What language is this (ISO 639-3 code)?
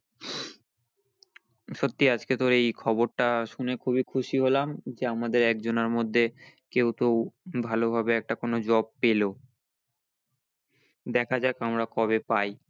ben